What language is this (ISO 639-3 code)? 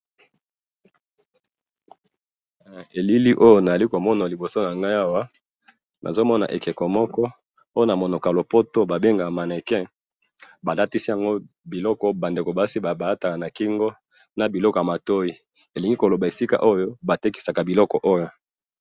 lin